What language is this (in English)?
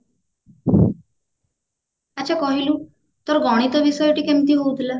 Odia